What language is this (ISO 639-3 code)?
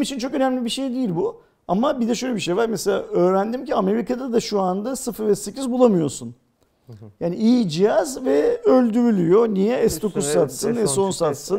tur